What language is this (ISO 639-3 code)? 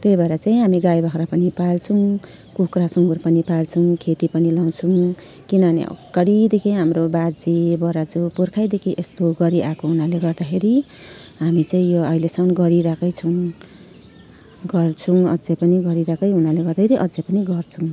nep